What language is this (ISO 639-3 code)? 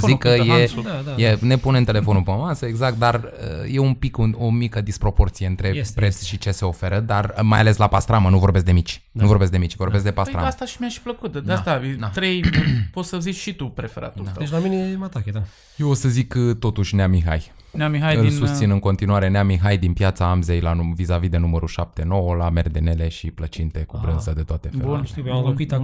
ron